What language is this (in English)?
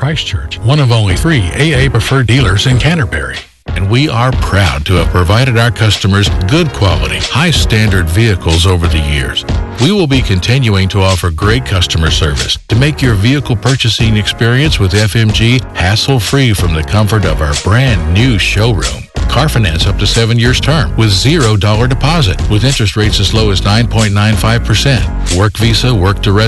Filipino